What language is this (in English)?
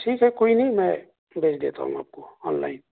Urdu